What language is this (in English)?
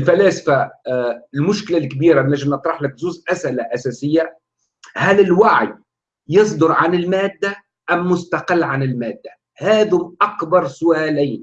Arabic